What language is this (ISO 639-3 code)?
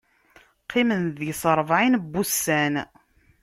kab